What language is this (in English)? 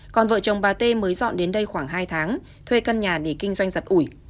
Vietnamese